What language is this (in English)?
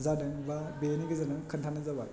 Bodo